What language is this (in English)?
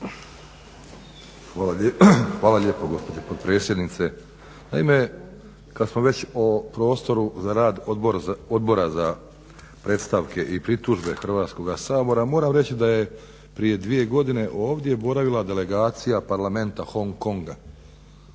Croatian